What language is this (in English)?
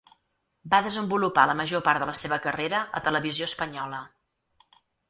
Catalan